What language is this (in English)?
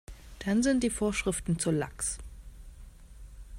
German